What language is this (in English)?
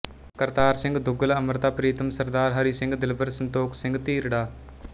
Punjabi